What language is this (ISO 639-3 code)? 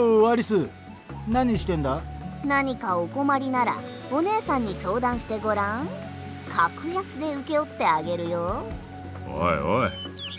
jpn